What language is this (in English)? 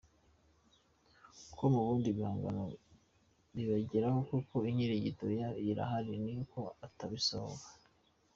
Kinyarwanda